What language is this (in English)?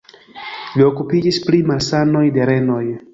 Esperanto